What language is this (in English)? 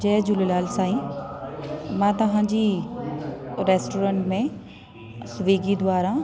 Sindhi